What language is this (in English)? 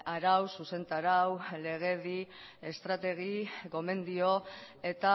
Basque